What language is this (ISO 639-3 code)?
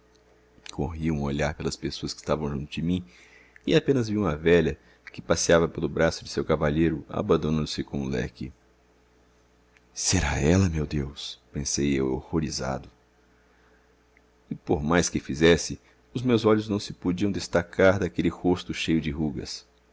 por